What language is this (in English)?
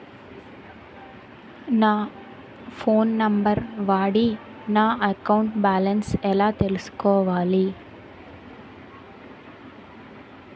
Telugu